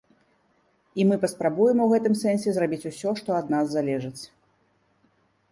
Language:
Belarusian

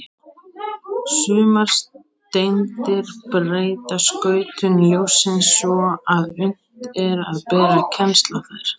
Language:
Icelandic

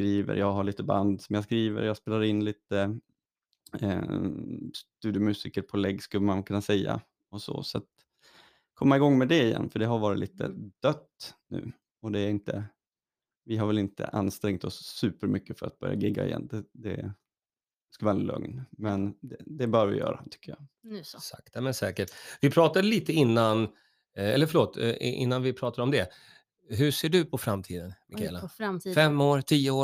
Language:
Swedish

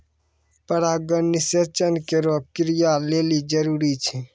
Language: Maithili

